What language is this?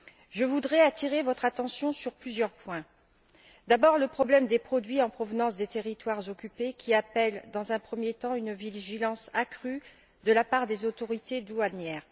French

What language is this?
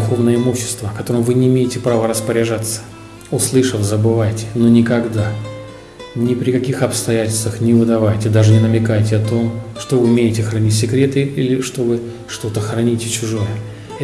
Russian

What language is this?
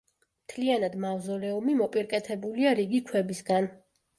Georgian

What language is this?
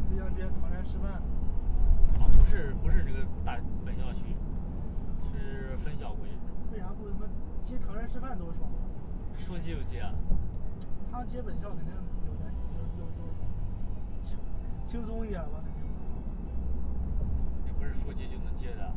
Chinese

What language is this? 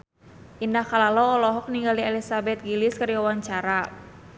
Sundanese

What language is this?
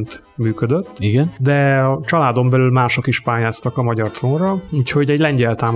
Hungarian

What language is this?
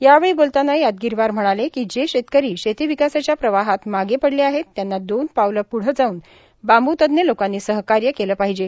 Marathi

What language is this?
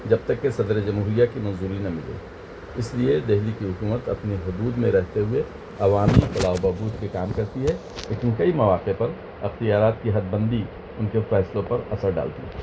Urdu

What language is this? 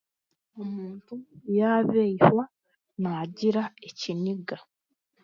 Chiga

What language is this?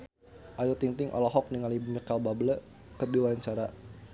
Sundanese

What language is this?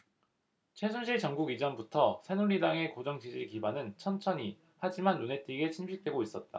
Korean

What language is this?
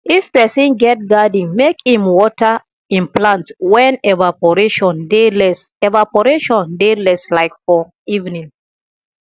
Nigerian Pidgin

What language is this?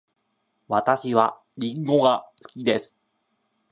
Japanese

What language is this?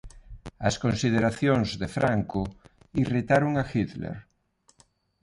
Galician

